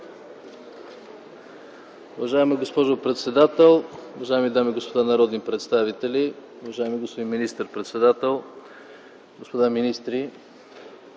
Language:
Bulgarian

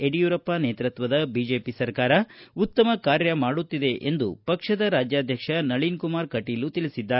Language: Kannada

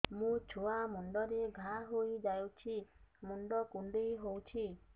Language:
Odia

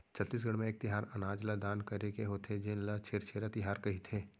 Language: Chhattisgarhi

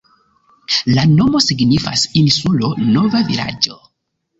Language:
Esperanto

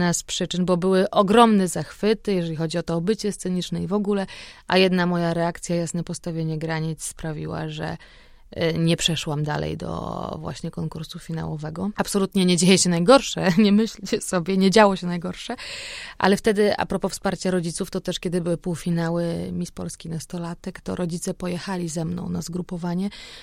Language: Polish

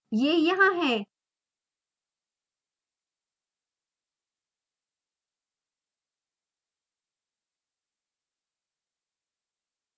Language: Hindi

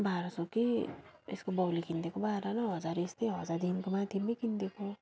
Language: Nepali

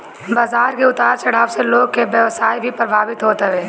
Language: Bhojpuri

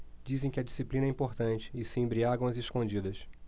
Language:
Portuguese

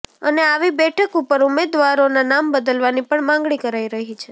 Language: Gujarati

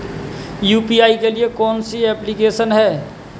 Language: Hindi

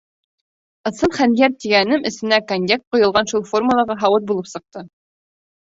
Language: Bashkir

